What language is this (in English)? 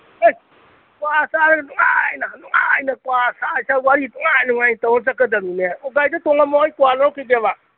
Manipuri